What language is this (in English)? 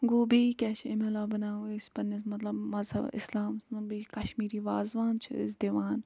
Kashmiri